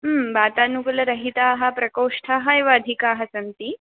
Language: Sanskrit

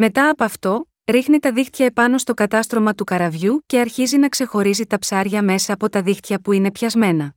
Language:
Greek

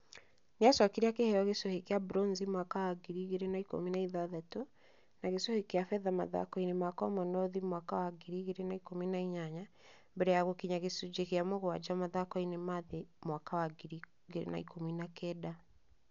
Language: Kikuyu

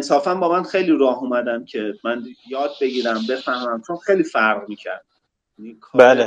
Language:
Persian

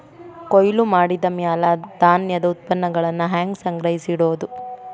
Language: Kannada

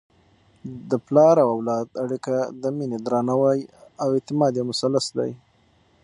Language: Pashto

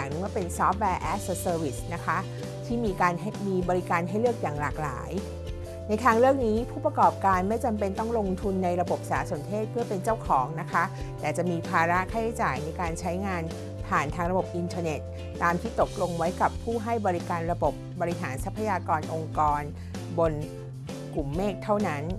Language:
Thai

